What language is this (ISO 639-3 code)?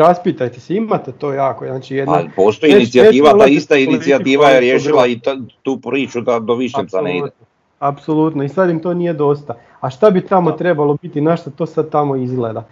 hrv